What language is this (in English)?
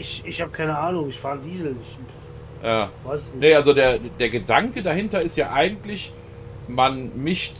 German